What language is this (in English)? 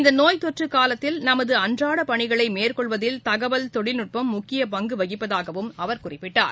Tamil